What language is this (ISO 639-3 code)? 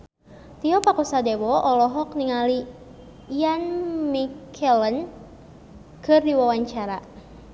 sun